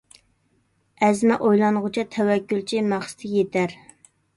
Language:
Uyghur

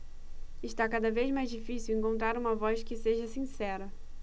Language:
Portuguese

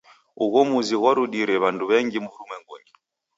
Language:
Taita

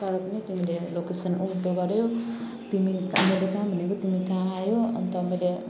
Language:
Nepali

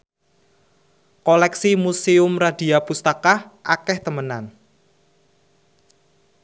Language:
Javanese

